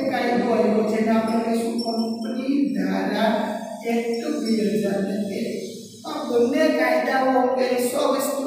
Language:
Portuguese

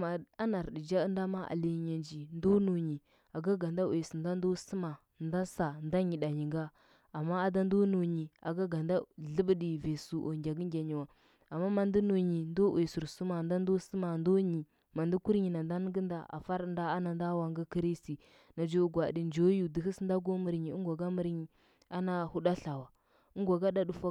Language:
Huba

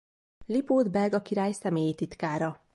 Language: Hungarian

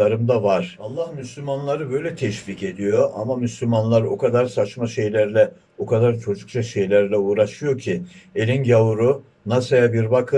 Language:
Turkish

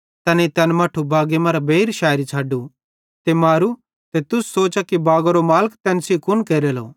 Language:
Bhadrawahi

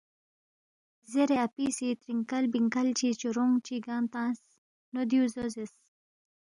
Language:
Balti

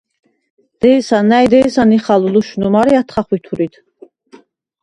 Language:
Svan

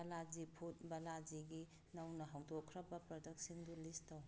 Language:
Manipuri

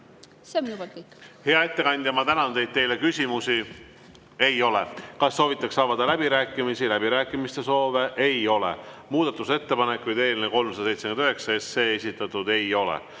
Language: Estonian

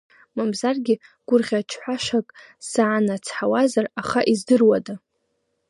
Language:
Abkhazian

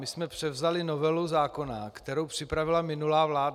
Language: Czech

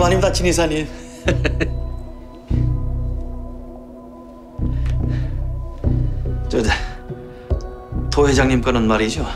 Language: Korean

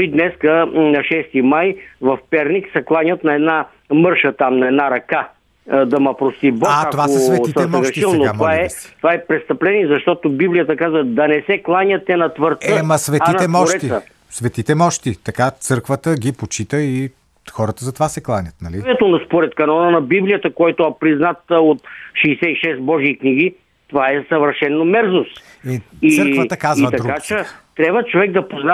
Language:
Bulgarian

